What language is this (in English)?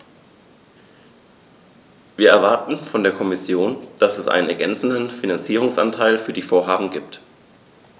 German